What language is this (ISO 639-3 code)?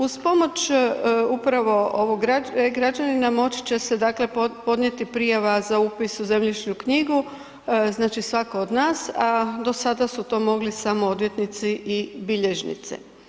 hrv